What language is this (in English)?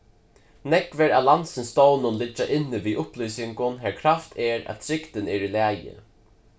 Faroese